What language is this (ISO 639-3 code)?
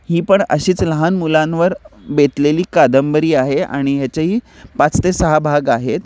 mar